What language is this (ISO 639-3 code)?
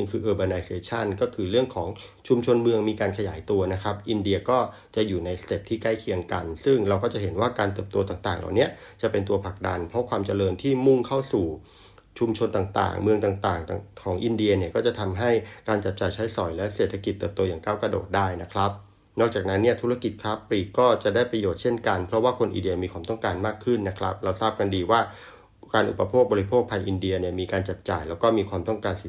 tha